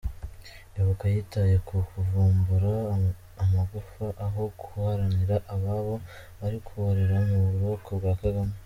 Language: Kinyarwanda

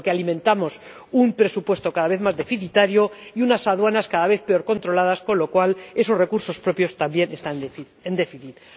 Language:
Spanish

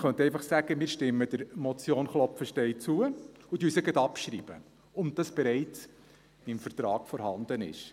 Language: Swiss German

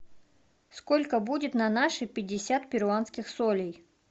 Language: Russian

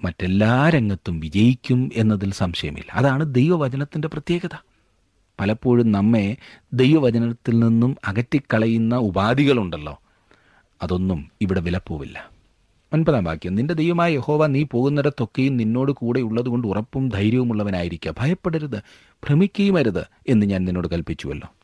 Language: Malayalam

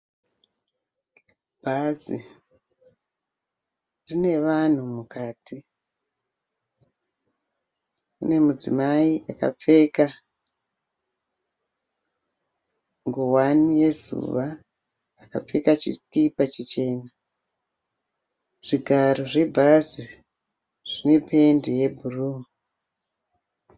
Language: Shona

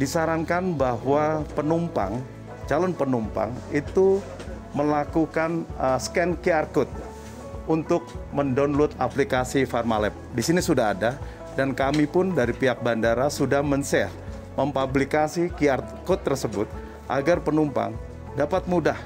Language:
Indonesian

